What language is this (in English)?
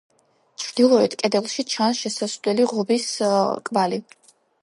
Georgian